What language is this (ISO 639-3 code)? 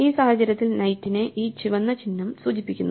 mal